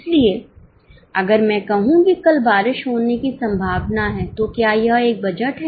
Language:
Hindi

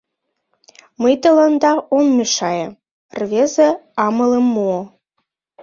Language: Mari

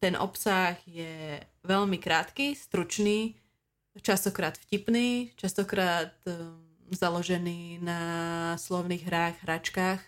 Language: Slovak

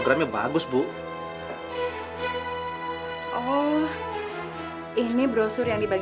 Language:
Indonesian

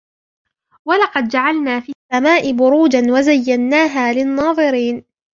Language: Arabic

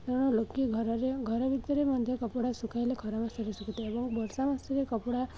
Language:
Odia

